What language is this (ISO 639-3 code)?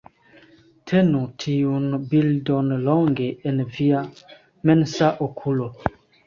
epo